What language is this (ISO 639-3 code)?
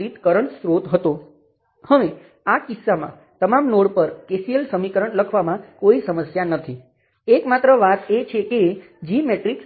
guj